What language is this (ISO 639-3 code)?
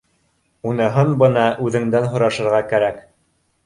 bak